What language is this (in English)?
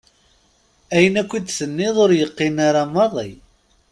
Kabyle